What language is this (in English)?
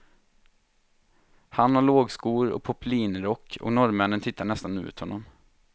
Swedish